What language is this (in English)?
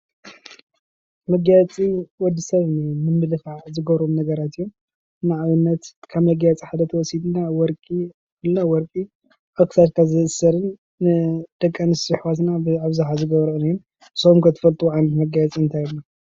Tigrinya